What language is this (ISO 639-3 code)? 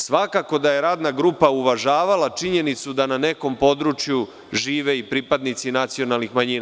srp